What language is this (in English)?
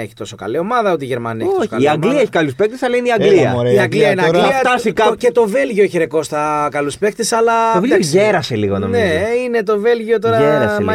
Greek